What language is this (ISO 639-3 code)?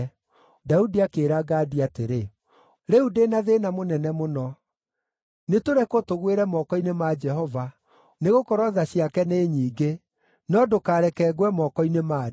kik